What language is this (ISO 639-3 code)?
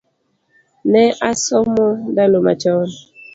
luo